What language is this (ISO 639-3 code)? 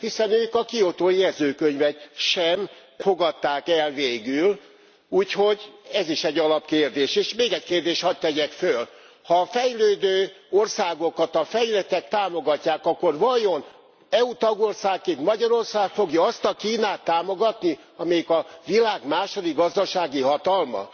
hun